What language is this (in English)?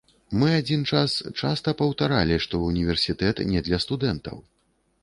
Belarusian